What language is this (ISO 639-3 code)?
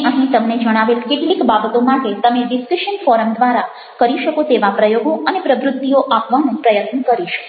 guj